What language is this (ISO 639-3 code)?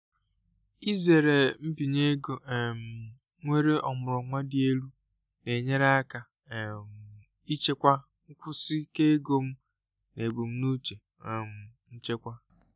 ibo